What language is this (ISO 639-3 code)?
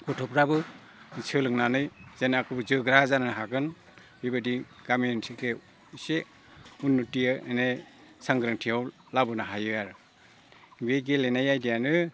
brx